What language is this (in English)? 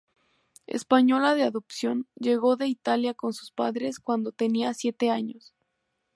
Spanish